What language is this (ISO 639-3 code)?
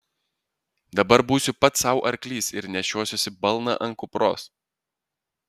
lit